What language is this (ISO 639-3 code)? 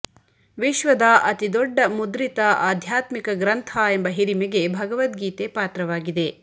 kan